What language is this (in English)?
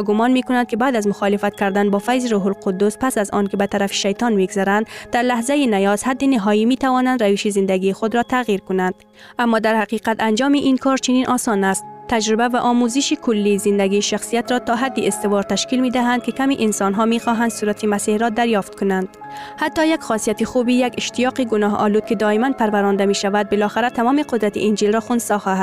Persian